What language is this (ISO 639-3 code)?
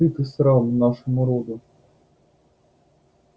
rus